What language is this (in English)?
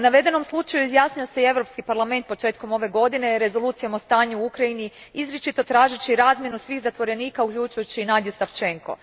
Croatian